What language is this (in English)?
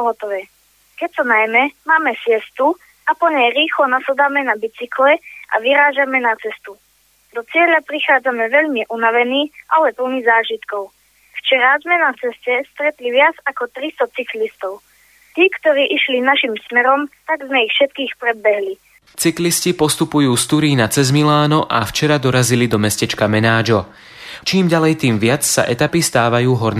Slovak